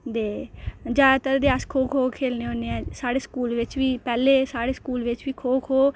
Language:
Dogri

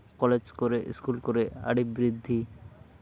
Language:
Santali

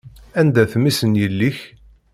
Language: Kabyle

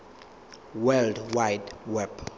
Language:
Zulu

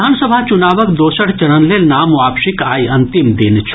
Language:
Maithili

